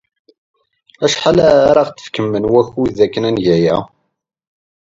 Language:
Kabyle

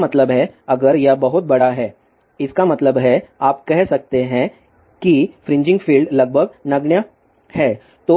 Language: Hindi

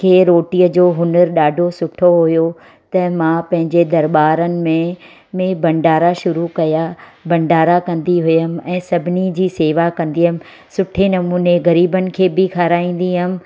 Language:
Sindhi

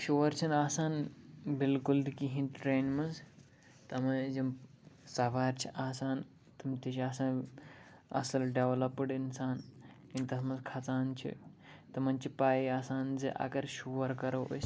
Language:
Kashmiri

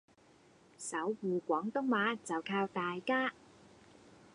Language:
Cantonese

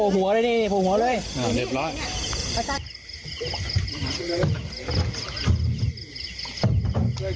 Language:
Thai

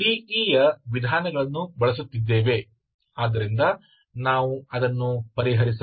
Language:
Kannada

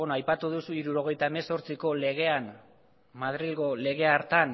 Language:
Basque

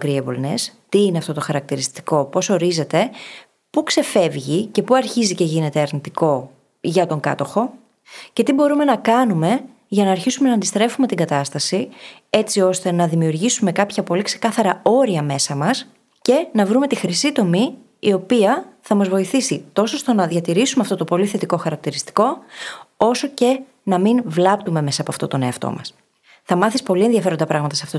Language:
Greek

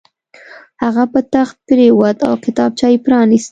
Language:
Pashto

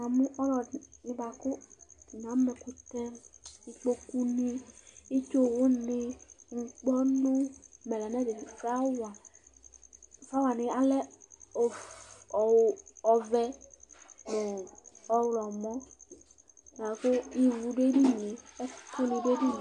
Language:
Ikposo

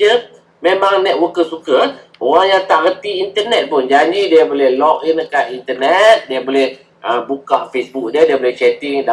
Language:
Malay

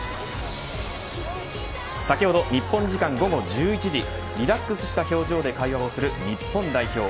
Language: Japanese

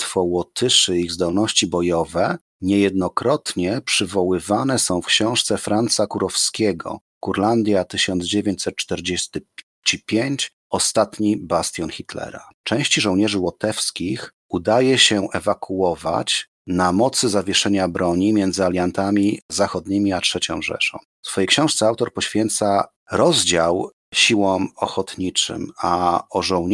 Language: Polish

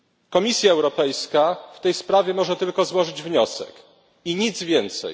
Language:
Polish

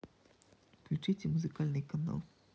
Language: Russian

